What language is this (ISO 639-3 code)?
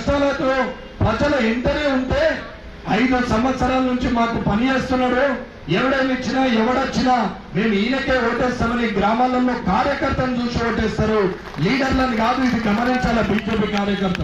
tel